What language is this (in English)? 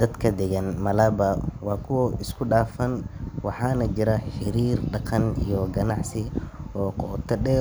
Somali